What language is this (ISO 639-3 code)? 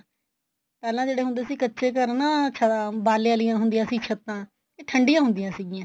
pan